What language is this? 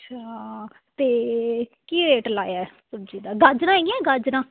Punjabi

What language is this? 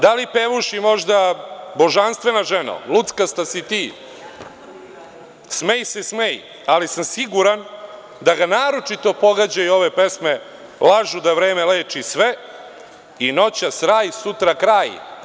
Serbian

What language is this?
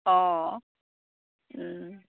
Assamese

